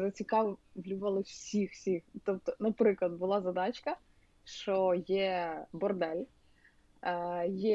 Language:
Ukrainian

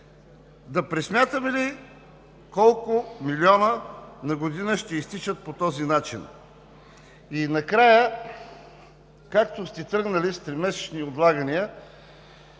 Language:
Bulgarian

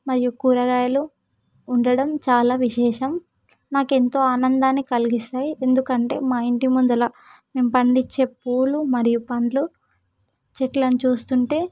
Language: Telugu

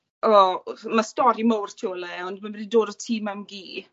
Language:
Welsh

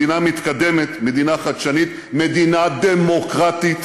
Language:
Hebrew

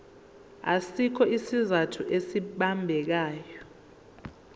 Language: Zulu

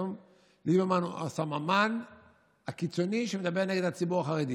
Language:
Hebrew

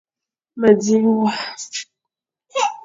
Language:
Fang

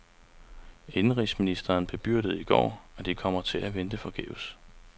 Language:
Danish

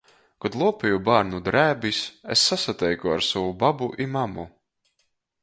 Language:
Latgalian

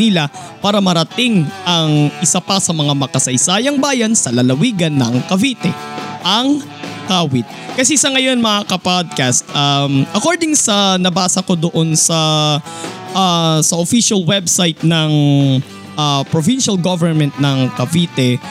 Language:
Filipino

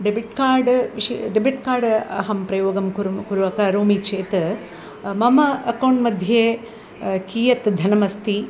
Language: Sanskrit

